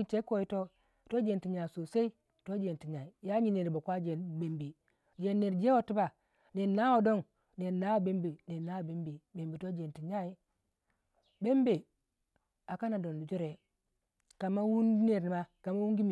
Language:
Waja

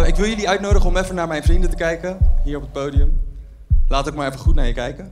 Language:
Dutch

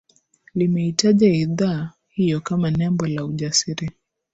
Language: Swahili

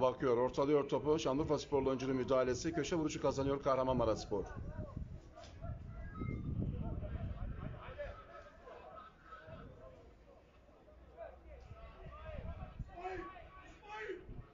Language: Turkish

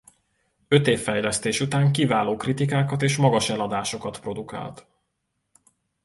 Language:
Hungarian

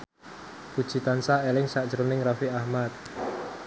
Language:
Javanese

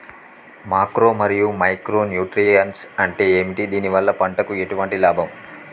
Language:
Telugu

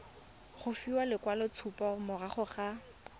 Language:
Tswana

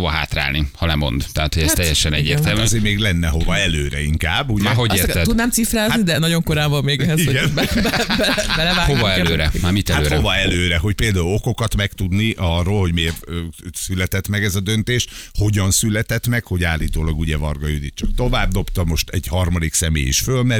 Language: Hungarian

